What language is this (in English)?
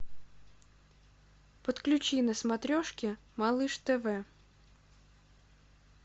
Russian